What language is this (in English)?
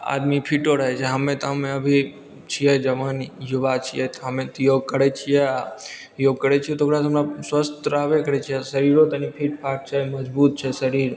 Maithili